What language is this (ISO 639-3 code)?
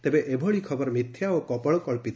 ori